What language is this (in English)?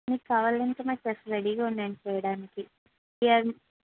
Telugu